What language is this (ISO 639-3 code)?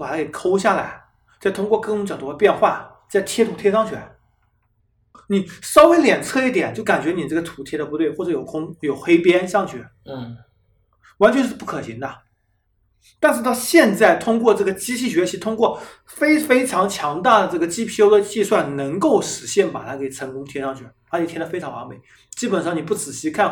zho